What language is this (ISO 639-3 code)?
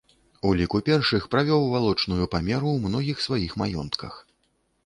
bel